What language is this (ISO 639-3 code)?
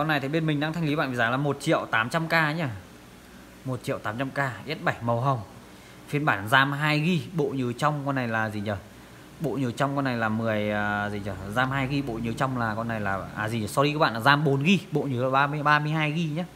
vie